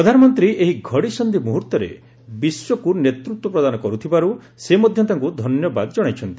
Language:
Odia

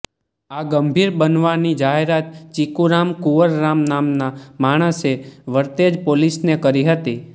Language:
Gujarati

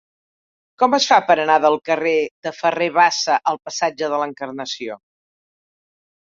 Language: Catalan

